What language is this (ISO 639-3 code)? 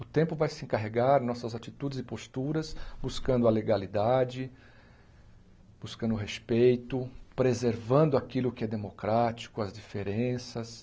por